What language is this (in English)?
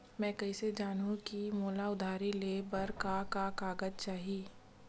Chhattisgarhi